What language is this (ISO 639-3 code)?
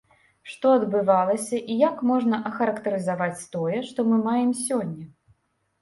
bel